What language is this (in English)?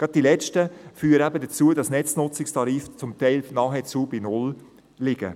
Swiss German